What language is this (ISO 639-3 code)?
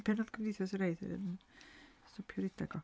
cym